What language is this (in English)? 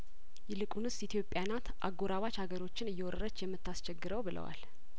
Amharic